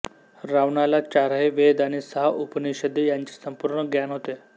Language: Marathi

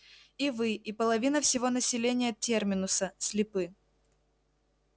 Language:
Russian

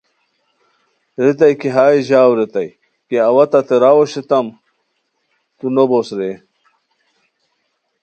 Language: Khowar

